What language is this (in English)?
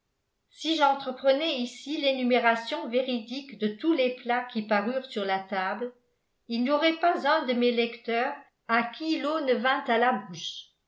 French